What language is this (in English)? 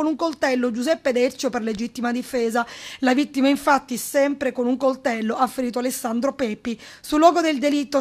Italian